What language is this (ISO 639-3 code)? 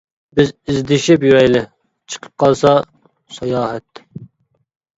uig